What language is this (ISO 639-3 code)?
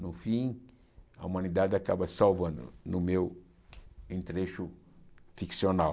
por